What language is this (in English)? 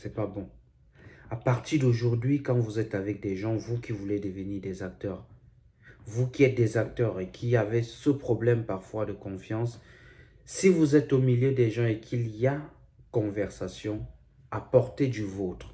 French